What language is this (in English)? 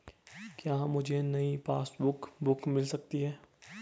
Hindi